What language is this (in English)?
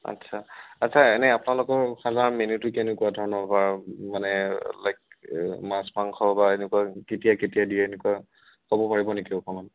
Assamese